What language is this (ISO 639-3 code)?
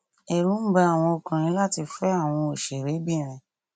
yor